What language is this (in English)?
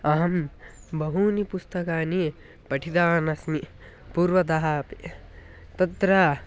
Sanskrit